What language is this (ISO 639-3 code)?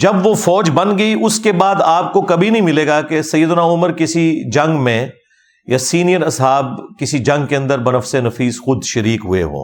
urd